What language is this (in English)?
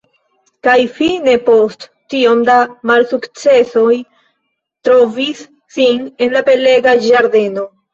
Esperanto